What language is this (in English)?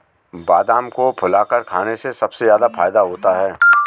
Hindi